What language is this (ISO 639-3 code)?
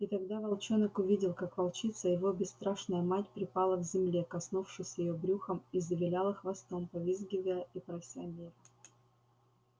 rus